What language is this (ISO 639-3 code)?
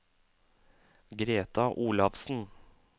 nor